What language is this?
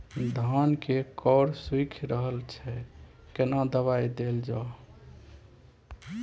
Maithili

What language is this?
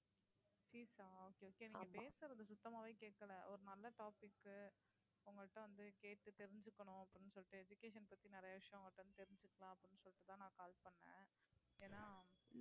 Tamil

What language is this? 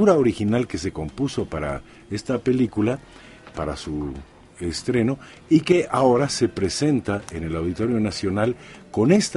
Spanish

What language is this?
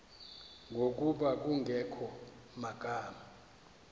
Xhosa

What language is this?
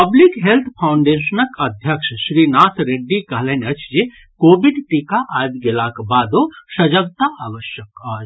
Maithili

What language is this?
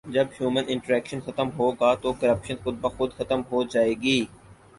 Urdu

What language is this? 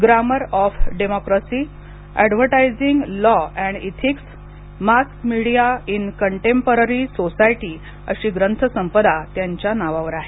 Marathi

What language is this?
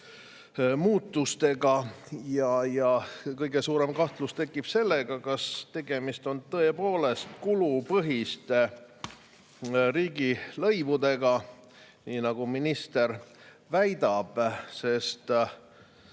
Estonian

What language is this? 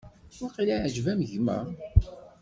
Kabyle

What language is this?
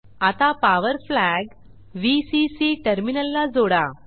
Marathi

